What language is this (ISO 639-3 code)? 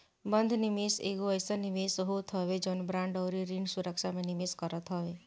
bho